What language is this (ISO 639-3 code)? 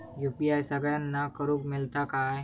mar